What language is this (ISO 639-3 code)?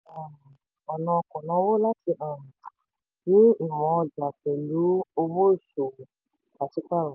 yor